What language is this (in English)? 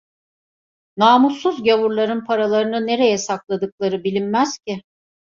Turkish